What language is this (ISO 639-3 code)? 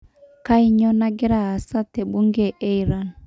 mas